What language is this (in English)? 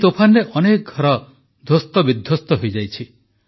Odia